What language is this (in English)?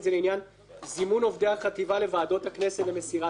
Hebrew